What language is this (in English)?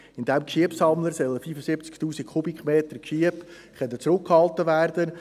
Swiss German